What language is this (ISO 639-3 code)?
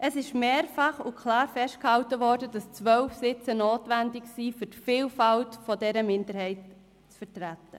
gsw